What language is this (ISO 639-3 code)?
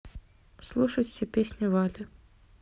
rus